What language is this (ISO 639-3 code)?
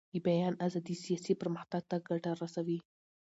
pus